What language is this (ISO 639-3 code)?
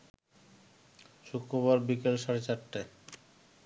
ben